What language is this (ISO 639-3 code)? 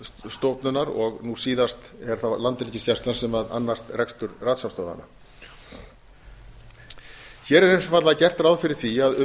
isl